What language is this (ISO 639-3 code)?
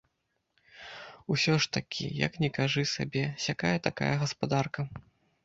bel